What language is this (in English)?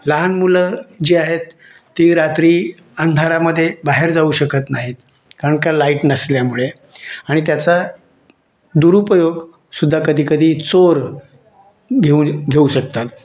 Marathi